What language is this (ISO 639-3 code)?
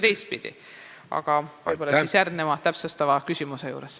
est